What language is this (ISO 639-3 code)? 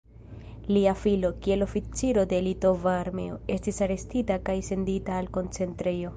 epo